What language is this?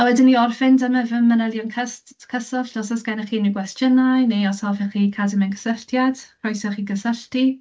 Welsh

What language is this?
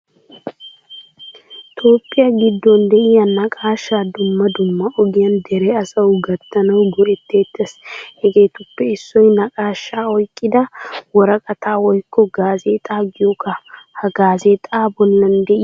Wolaytta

